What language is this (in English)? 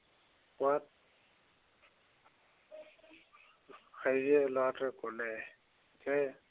Assamese